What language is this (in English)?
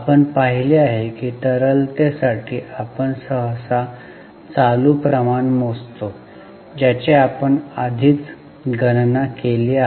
Marathi